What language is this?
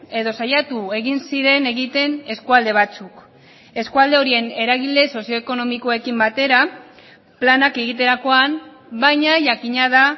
Basque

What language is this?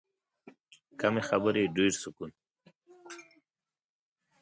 Pashto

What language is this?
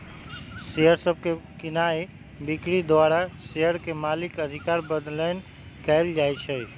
Magahi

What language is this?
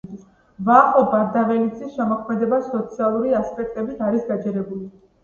Georgian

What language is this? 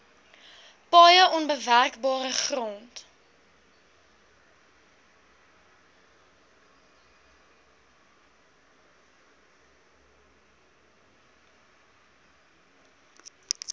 Afrikaans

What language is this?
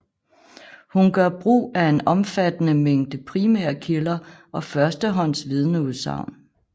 Danish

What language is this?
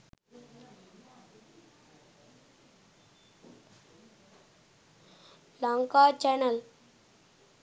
Sinhala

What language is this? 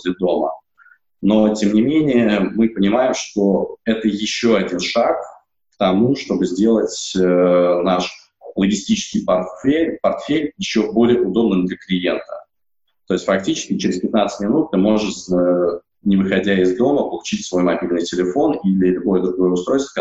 Russian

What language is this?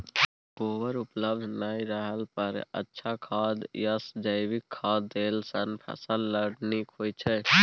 Maithili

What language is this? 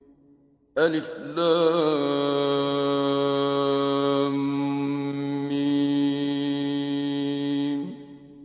Arabic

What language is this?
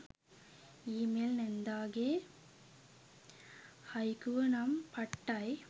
Sinhala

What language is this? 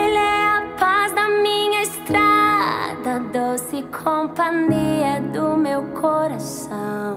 Polish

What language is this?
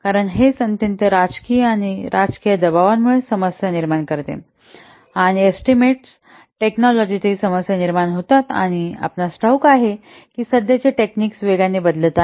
Marathi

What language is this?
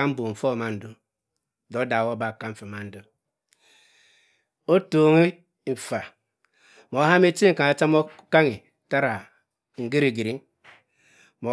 Cross River Mbembe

